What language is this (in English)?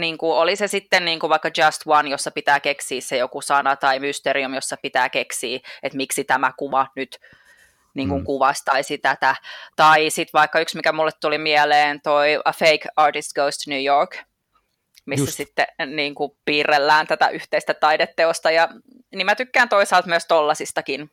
Finnish